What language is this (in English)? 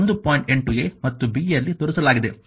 Kannada